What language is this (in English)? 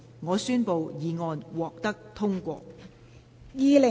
Cantonese